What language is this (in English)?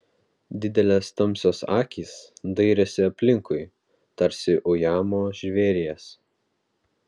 Lithuanian